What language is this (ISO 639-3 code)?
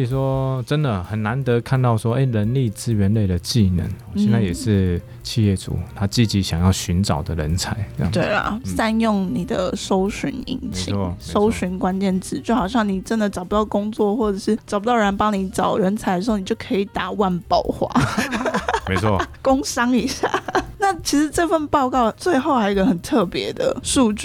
zho